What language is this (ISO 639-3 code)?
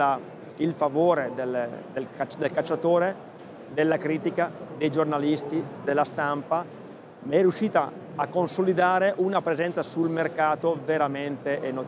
ita